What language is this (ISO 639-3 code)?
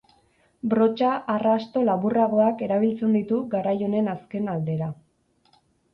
eus